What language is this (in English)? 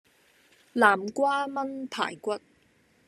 Cantonese